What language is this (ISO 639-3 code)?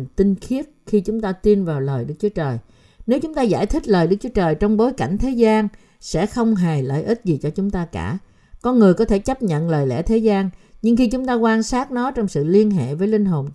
vie